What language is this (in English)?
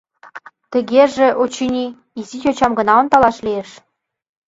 Mari